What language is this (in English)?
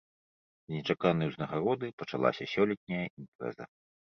Belarusian